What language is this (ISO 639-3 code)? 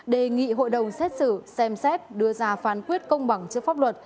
vie